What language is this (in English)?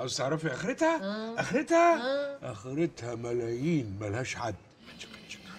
Arabic